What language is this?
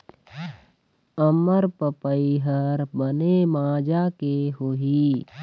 Chhattisgarhi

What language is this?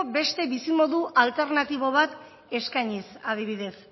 Basque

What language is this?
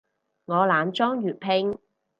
Cantonese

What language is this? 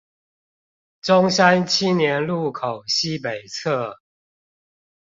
Chinese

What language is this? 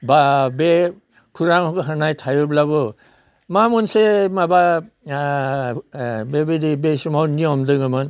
Bodo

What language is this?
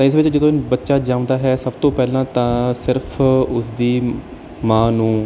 Punjabi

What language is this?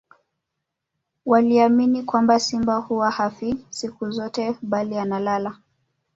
Swahili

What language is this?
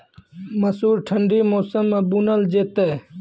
Maithili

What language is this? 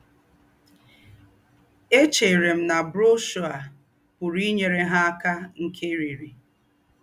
Igbo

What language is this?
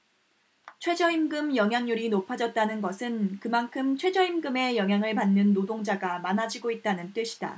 Korean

